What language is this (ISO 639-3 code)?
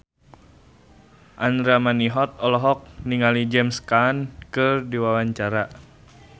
sun